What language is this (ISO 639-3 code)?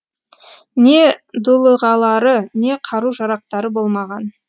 kaz